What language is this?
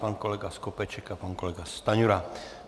Czech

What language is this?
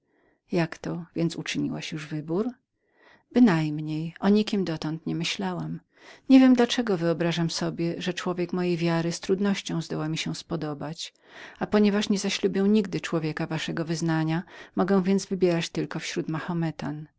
Polish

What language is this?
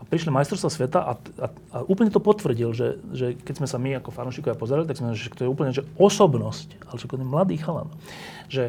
Slovak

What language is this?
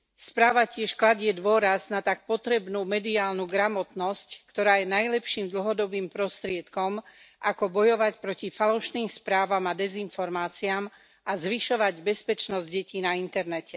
Slovak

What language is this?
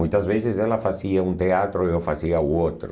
Portuguese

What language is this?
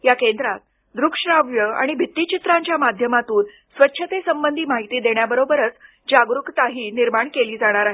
Marathi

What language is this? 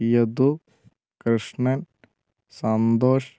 Malayalam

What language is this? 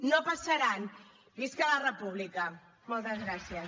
Catalan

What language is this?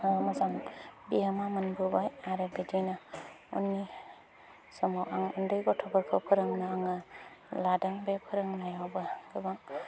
Bodo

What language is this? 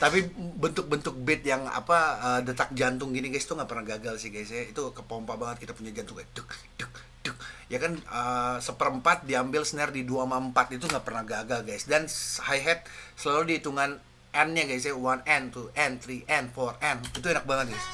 Indonesian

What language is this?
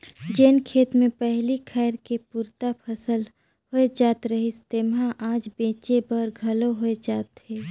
Chhattisgarhi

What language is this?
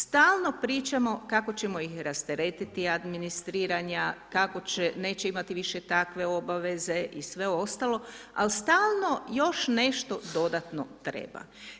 Croatian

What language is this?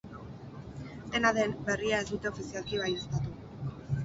Basque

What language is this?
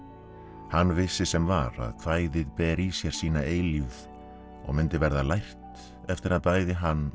Icelandic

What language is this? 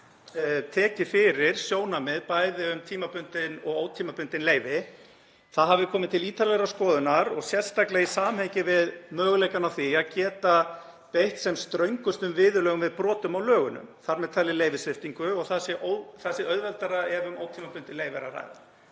Icelandic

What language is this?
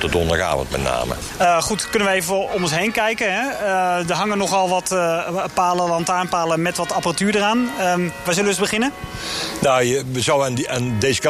Dutch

